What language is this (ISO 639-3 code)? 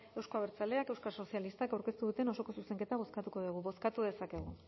eus